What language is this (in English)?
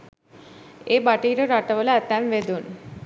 Sinhala